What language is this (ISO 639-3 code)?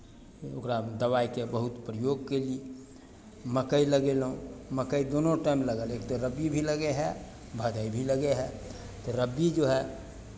mai